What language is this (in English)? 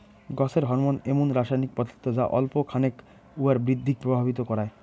Bangla